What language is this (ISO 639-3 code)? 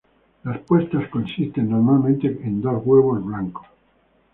spa